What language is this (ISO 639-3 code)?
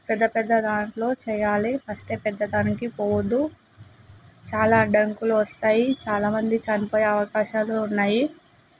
tel